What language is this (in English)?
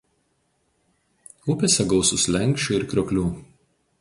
Lithuanian